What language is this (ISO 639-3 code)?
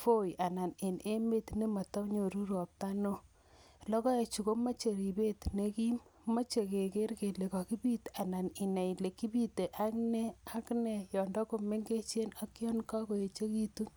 kln